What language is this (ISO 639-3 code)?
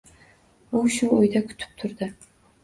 uzb